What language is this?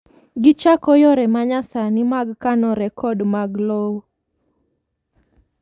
Luo (Kenya and Tanzania)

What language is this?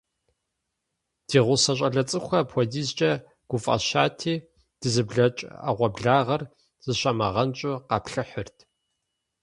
Kabardian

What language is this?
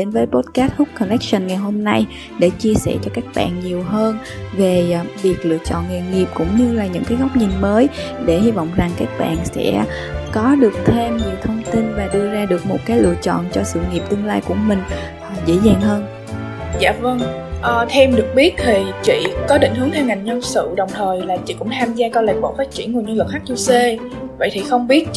Vietnamese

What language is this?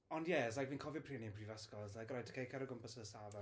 Welsh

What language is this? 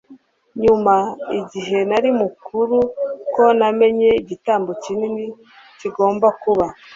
Kinyarwanda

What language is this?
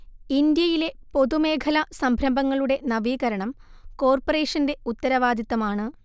Malayalam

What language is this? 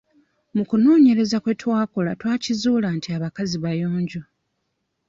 Ganda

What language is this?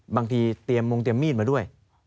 Thai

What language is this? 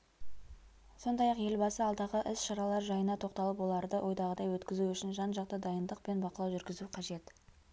Kazakh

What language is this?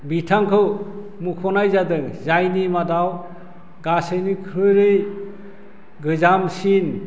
Bodo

